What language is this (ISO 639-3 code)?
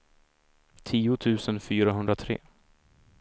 swe